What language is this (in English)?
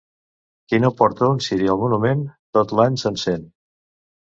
Catalan